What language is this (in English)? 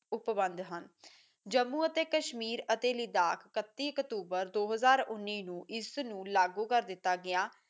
Punjabi